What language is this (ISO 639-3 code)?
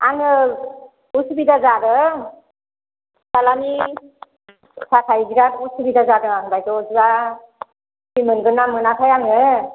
brx